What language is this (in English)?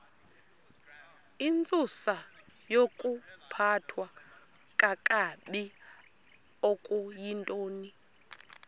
Xhosa